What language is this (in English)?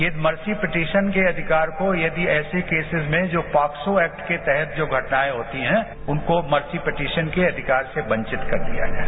Hindi